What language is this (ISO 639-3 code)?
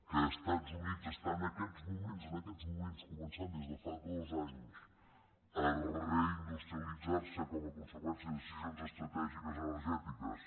cat